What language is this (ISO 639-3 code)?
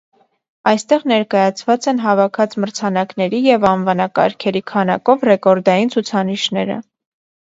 hye